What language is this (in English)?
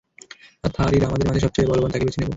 Bangla